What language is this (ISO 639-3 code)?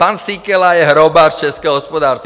ces